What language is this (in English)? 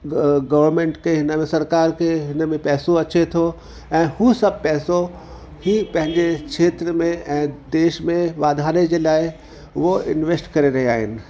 Sindhi